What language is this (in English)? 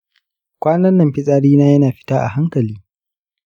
Hausa